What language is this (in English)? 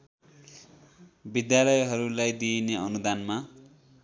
Nepali